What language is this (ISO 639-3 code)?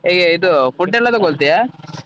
kan